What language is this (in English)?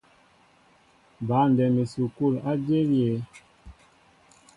Mbo (Cameroon)